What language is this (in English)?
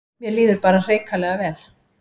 Icelandic